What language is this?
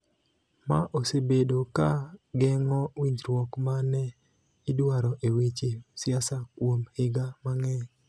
Luo (Kenya and Tanzania)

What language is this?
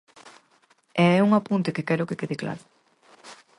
Galician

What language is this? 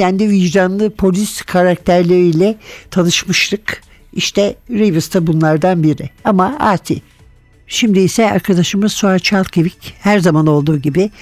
Turkish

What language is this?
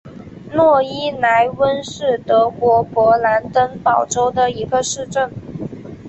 Chinese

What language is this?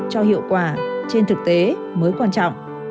Vietnamese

